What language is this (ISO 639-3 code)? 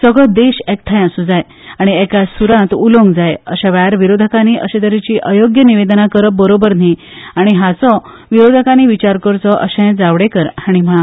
kok